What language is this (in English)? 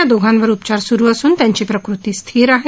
Marathi